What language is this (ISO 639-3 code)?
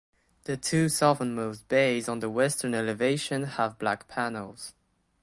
eng